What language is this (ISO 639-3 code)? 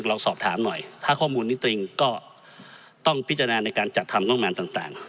tha